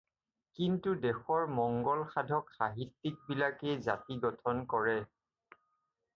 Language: Assamese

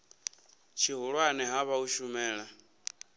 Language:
Venda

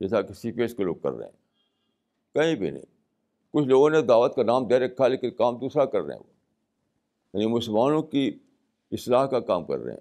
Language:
Urdu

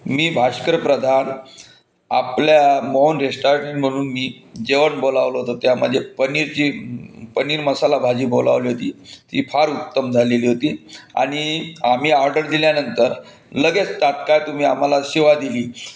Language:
Marathi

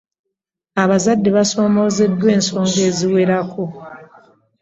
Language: Ganda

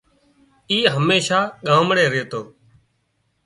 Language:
Wadiyara Koli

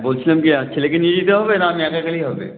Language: Bangla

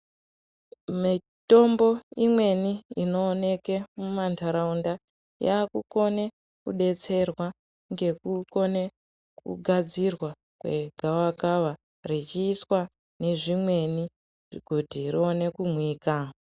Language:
Ndau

